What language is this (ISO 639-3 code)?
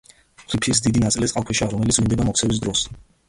kat